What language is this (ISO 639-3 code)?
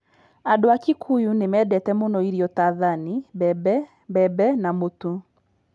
kik